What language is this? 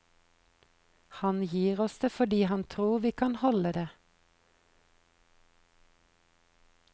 Norwegian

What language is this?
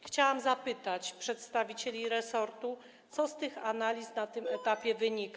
Polish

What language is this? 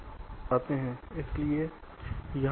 Hindi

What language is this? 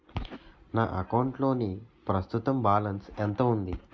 Telugu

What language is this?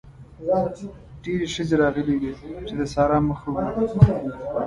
Pashto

